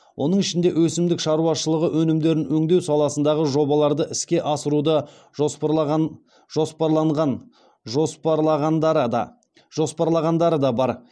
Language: Kazakh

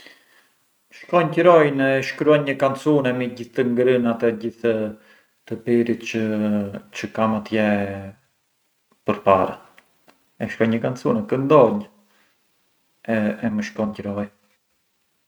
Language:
Arbëreshë Albanian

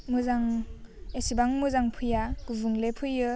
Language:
Bodo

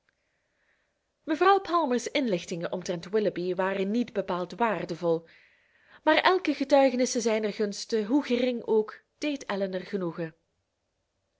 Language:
Dutch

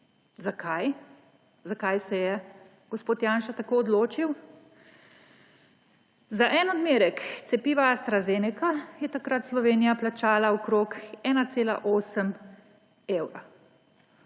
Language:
Slovenian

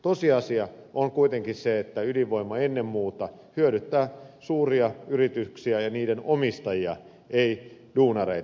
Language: Finnish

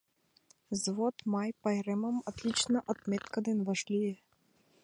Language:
Mari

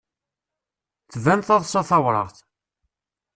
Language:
Kabyle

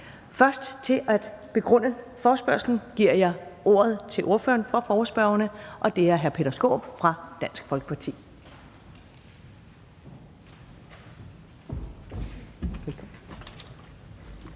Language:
Danish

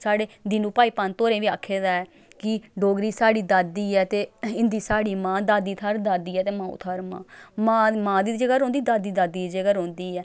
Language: Dogri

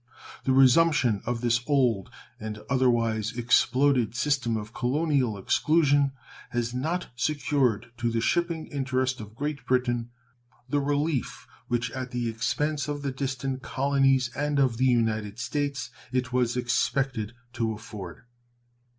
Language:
English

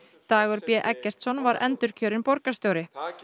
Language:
Icelandic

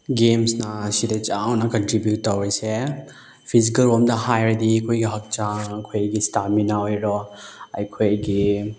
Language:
Manipuri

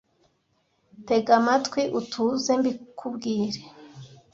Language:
Kinyarwanda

